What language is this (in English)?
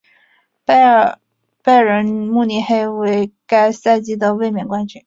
Chinese